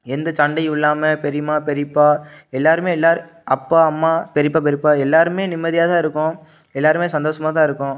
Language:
Tamil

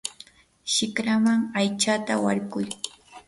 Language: Yanahuanca Pasco Quechua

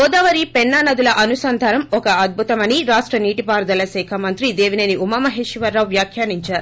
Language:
Telugu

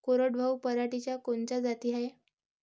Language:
Marathi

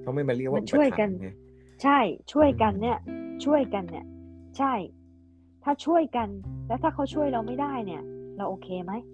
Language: Thai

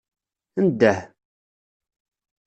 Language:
Kabyle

